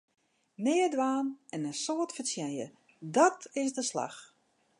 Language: Western Frisian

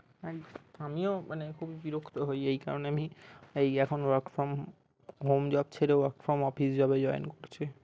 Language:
Bangla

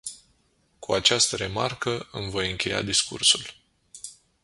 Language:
Romanian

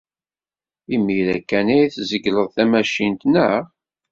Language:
Kabyle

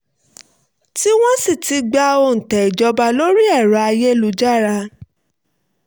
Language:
Yoruba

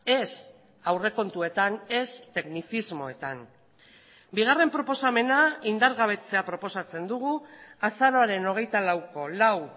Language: Basque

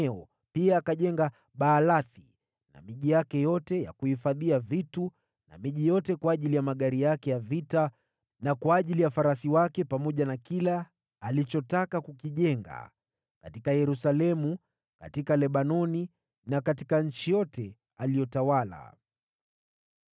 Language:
Swahili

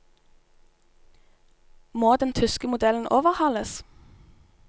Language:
Norwegian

